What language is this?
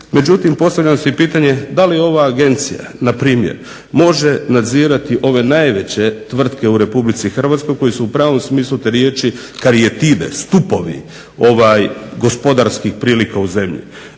Croatian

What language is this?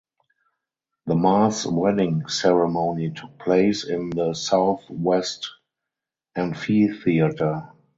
English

